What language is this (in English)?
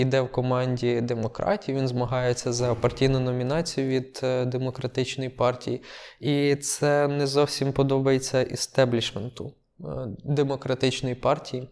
Ukrainian